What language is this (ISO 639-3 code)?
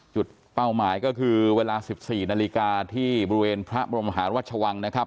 tha